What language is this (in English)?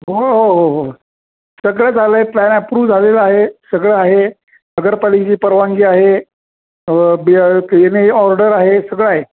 Marathi